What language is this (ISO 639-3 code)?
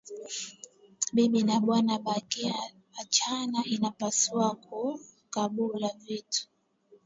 swa